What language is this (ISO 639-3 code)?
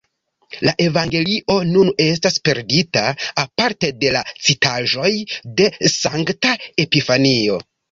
epo